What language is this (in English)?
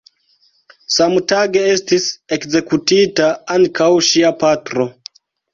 Esperanto